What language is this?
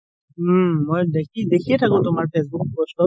Assamese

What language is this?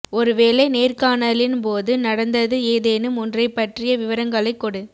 Tamil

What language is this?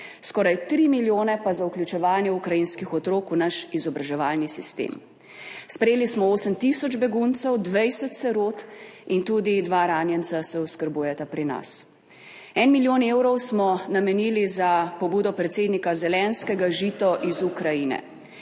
Slovenian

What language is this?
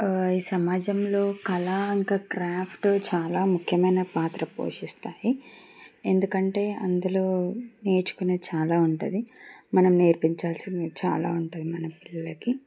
Telugu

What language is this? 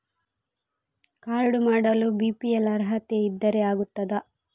Kannada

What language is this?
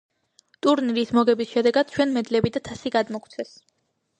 Georgian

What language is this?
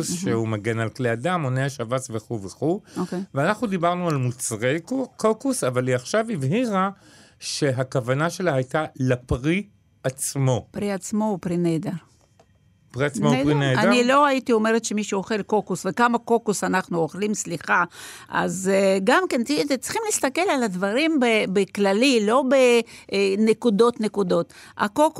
Hebrew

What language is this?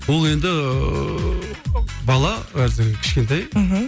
Kazakh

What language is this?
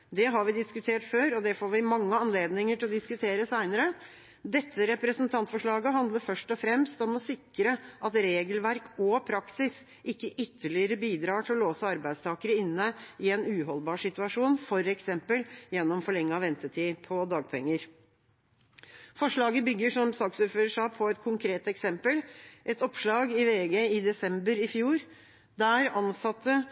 Norwegian Bokmål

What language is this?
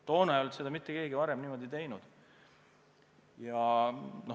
Estonian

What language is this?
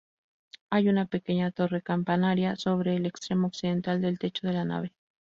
Spanish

